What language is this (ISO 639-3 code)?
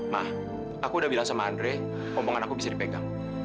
ind